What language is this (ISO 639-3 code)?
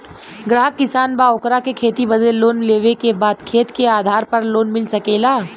bho